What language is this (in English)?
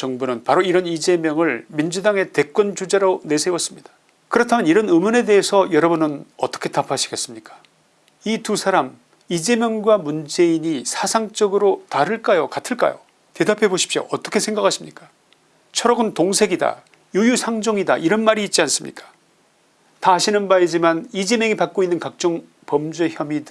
Korean